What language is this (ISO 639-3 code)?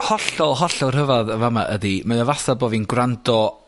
cym